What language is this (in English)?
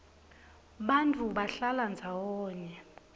Swati